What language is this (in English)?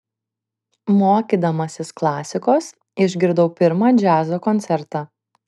Lithuanian